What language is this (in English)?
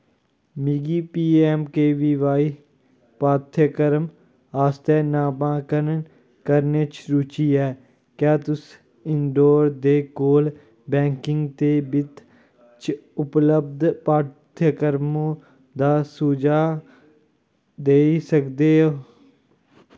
Dogri